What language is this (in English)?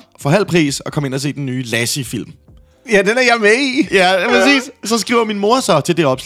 Danish